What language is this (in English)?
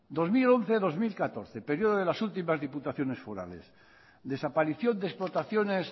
Spanish